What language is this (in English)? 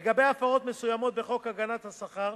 Hebrew